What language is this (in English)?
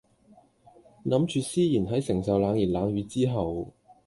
Cantonese